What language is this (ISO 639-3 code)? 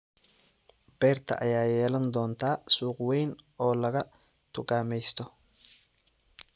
som